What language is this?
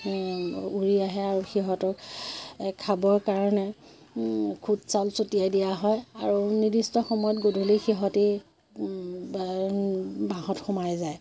Assamese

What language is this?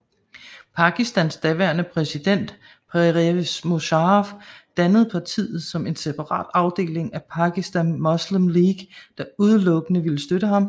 Danish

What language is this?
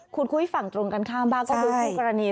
Thai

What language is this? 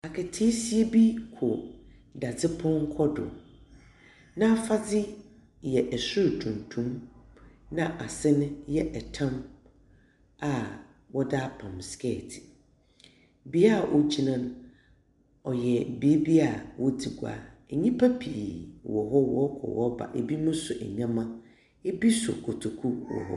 Akan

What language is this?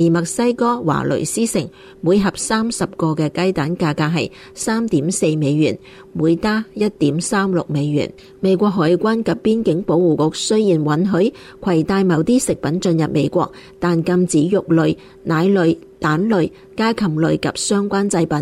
Chinese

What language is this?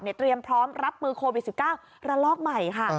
Thai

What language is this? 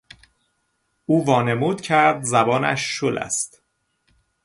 Persian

